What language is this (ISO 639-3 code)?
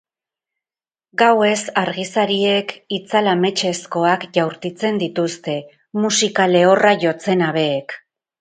eus